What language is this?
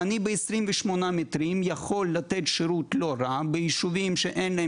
Hebrew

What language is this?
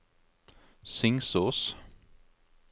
Norwegian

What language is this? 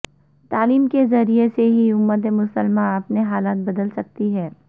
Urdu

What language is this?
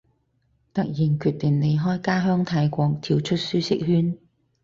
Cantonese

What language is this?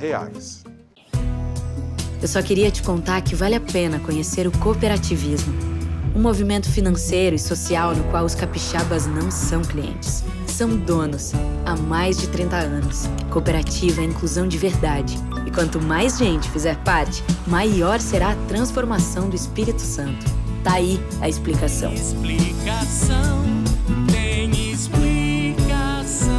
Portuguese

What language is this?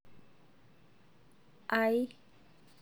Masai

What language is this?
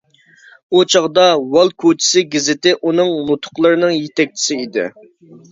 Uyghur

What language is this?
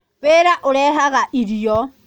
Kikuyu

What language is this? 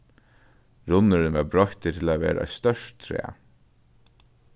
Faroese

